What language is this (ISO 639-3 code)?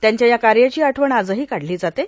mar